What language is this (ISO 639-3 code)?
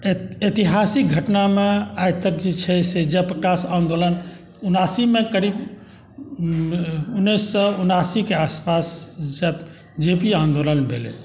mai